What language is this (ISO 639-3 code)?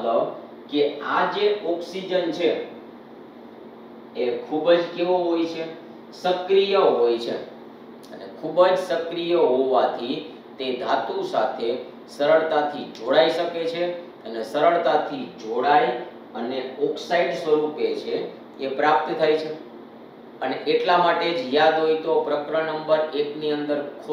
hin